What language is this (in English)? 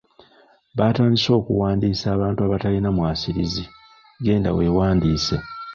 Ganda